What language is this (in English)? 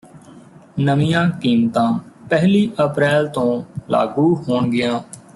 Punjabi